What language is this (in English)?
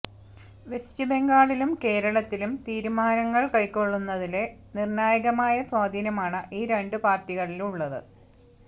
Malayalam